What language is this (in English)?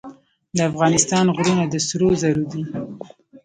Pashto